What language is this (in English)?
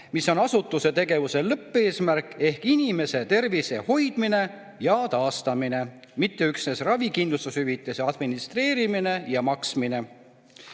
Estonian